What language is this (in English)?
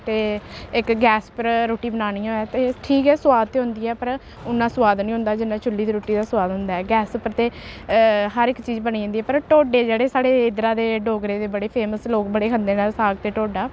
Dogri